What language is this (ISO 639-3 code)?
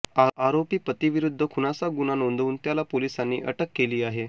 mar